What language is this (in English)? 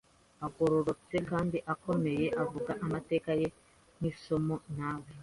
Kinyarwanda